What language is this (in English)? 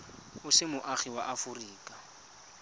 Tswana